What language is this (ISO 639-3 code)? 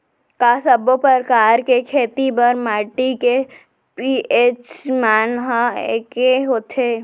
hne